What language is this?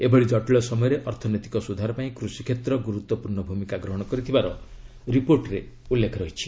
Odia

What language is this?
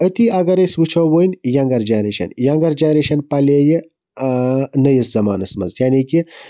Kashmiri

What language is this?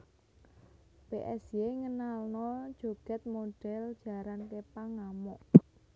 Javanese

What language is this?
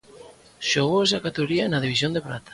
Galician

